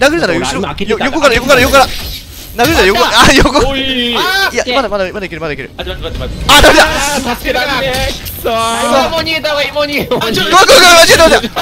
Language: Japanese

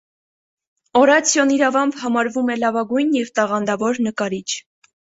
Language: Armenian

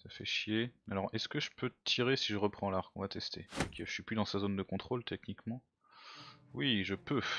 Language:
French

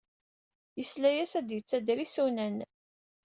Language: Kabyle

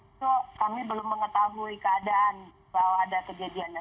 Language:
Indonesian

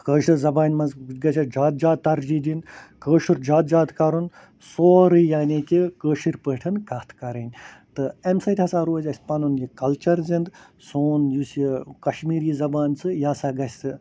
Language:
Kashmiri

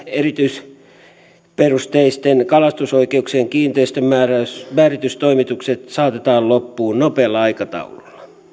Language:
Finnish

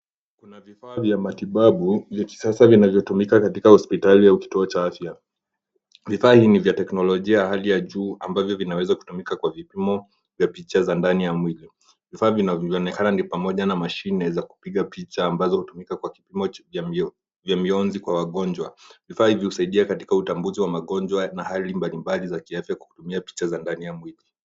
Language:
Swahili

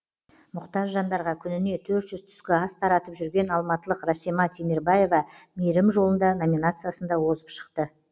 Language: Kazakh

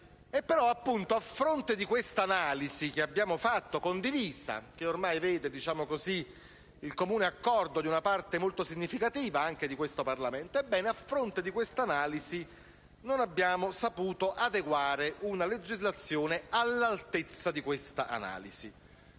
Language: Italian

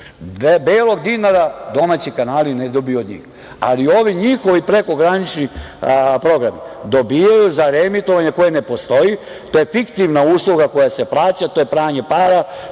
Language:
Serbian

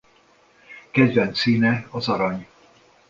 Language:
Hungarian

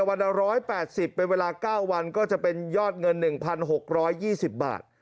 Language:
Thai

